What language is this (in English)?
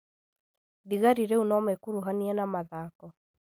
Kikuyu